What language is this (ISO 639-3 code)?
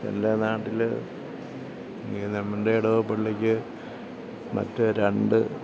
mal